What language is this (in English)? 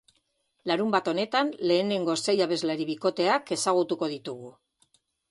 Basque